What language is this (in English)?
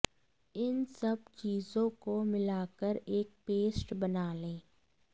Hindi